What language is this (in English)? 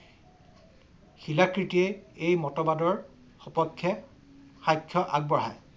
Assamese